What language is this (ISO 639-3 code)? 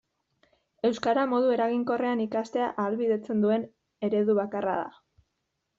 eus